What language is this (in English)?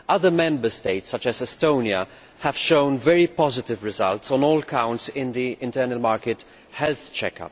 English